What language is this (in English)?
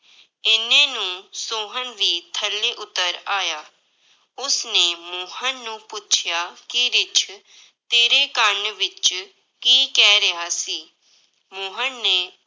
Punjabi